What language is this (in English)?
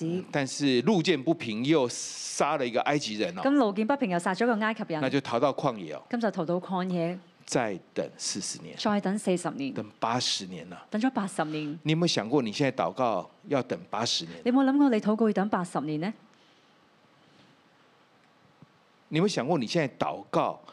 Chinese